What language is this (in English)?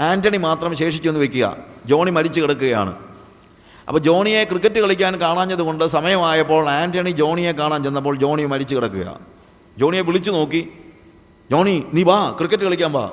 Malayalam